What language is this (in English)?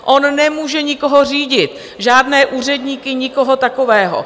Czech